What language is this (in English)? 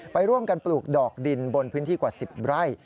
Thai